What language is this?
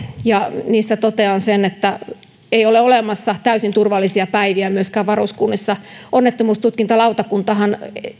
Finnish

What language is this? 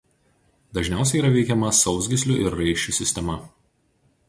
Lithuanian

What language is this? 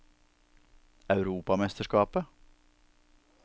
Norwegian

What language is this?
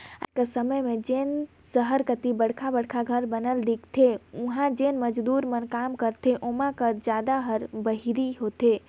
Chhattisgarhi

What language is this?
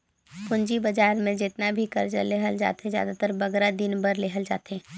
Chhattisgarhi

